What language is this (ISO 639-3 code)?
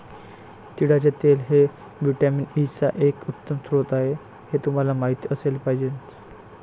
mar